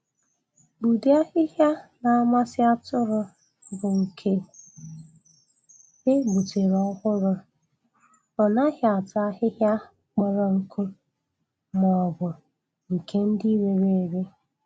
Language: Igbo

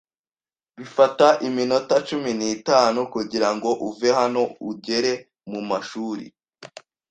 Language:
Kinyarwanda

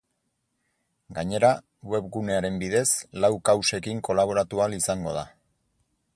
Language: Basque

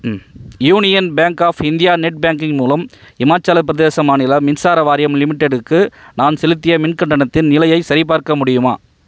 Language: Tamil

